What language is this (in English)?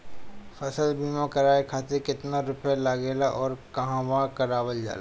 Bhojpuri